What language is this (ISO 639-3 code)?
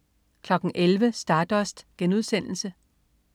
dan